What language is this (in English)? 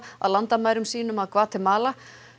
Icelandic